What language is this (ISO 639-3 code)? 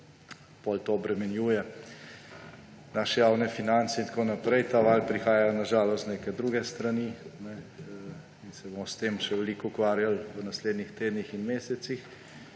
slv